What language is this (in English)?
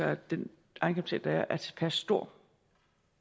Danish